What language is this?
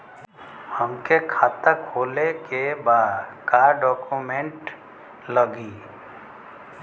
Bhojpuri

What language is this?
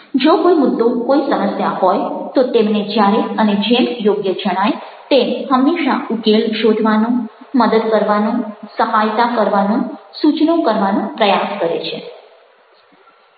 Gujarati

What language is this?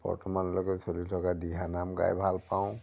Assamese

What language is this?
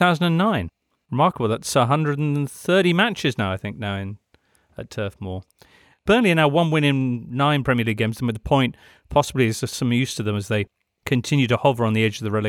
English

